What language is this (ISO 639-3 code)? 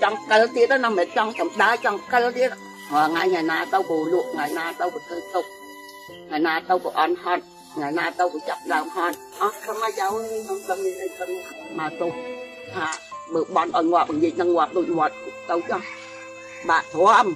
vie